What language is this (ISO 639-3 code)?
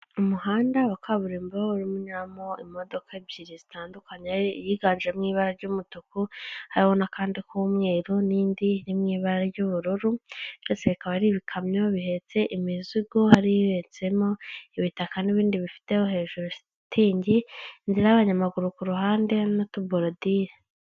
kin